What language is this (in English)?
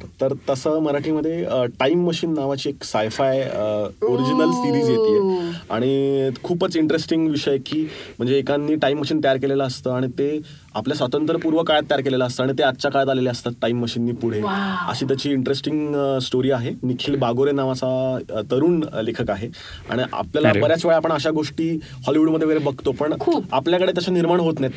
Marathi